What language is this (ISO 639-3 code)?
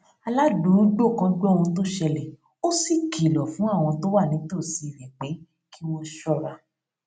yor